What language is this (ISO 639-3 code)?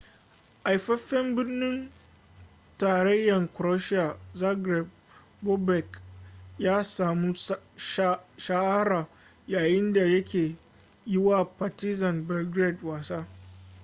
hau